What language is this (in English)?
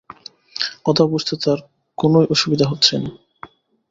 Bangla